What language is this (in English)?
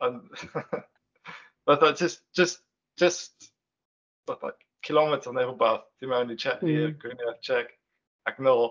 Welsh